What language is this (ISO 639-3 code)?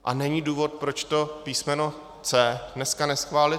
ces